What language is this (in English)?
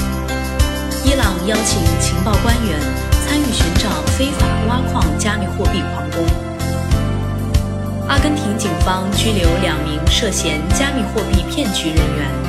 Chinese